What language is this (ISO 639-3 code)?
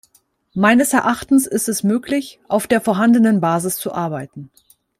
deu